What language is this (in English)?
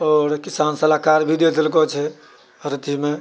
Maithili